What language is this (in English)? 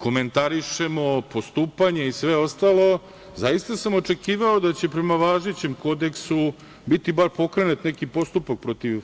Serbian